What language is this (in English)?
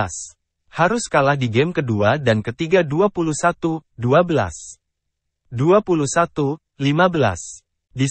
Indonesian